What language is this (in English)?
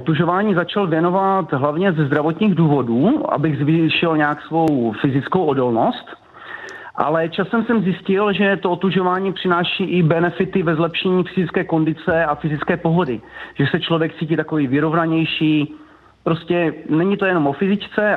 Czech